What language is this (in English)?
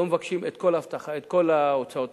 Hebrew